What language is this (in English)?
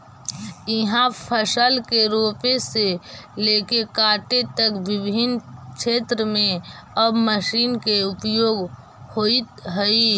Magahi